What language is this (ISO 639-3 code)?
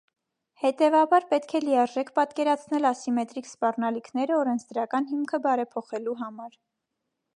hye